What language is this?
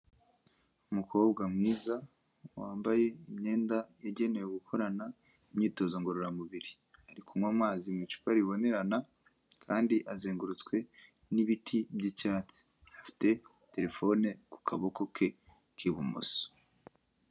Kinyarwanda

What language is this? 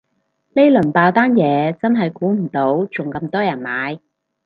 Cantonese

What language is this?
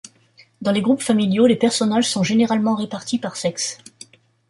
French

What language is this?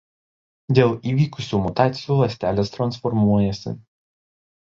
Lithuanian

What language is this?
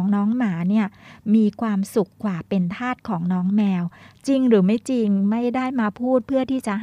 Thai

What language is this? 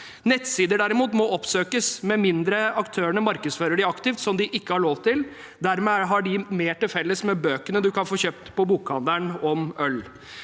Norwegian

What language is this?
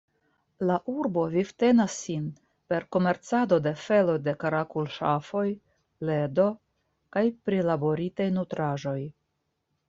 Esperanto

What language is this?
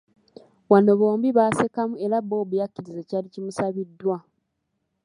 Ganda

